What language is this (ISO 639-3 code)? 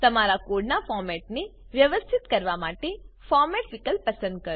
guj